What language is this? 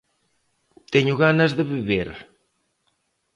Galician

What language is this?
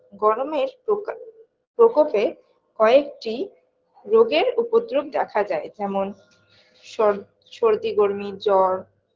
Bangla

